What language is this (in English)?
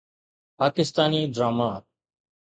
Sindhi